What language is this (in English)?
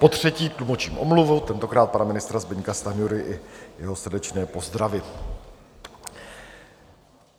Czech